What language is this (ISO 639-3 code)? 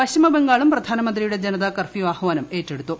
mal